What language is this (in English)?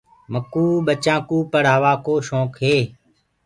Gurgula